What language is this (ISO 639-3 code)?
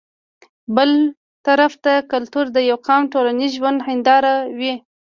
pus